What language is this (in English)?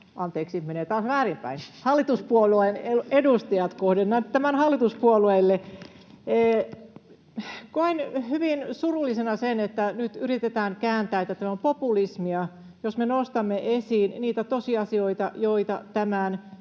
Finnish